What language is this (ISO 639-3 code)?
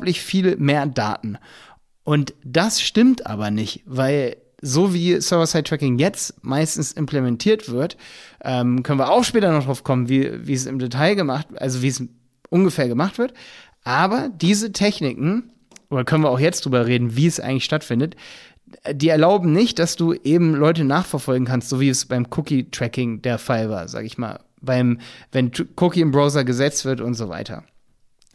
deu